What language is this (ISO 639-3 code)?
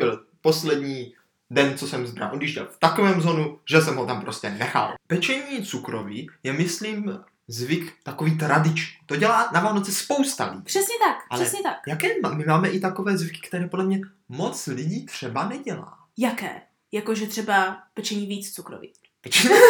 ces